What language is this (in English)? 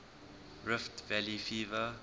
English